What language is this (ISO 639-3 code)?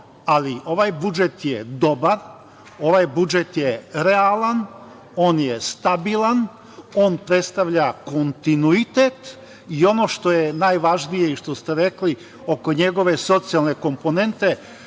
srp